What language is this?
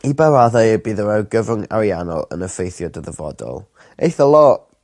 Welsh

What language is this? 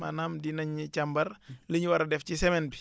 Wolof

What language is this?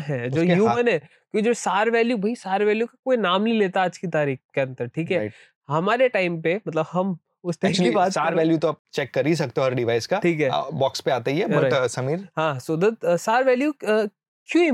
Hindi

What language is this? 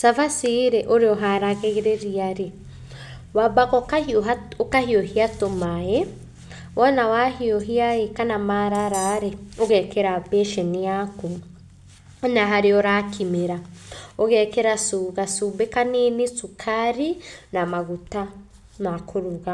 Kikuyu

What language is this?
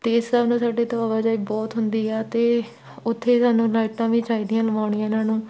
Punjabi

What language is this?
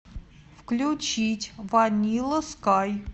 Russian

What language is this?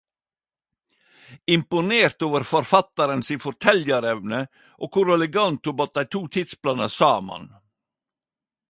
Norwegian Nynorsk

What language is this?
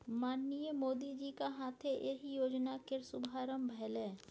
Maithili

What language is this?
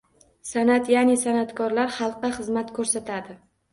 Uzbek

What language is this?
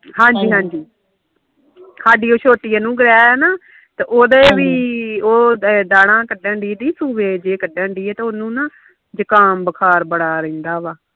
Punjabi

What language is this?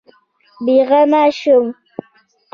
Pashto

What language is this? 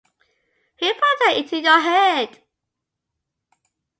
English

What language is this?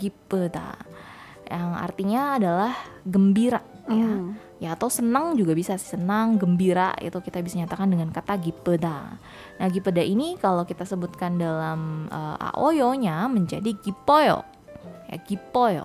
Indonesian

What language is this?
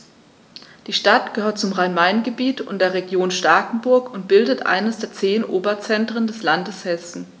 German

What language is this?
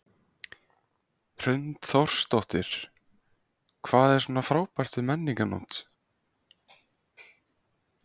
Icelandic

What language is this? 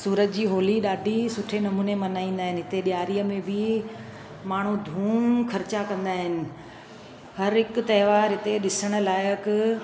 Sindhi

